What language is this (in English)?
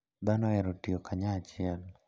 Luo (Kenya and Tanzania)